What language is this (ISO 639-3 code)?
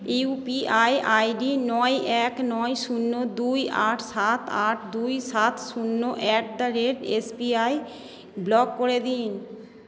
ben